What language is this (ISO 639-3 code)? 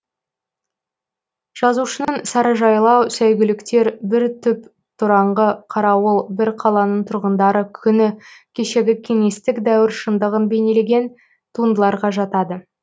kaz